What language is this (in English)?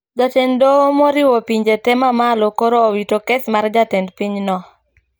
Luo (Kenya and Tanzania)